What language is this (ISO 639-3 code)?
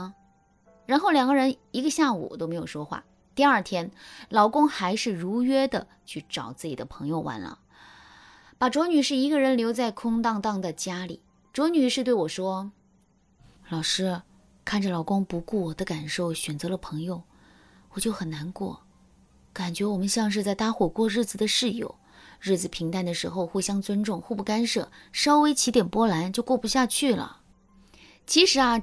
zho